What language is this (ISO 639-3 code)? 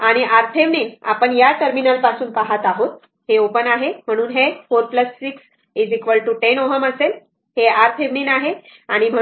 mar